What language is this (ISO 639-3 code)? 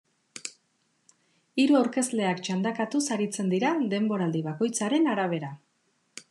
eus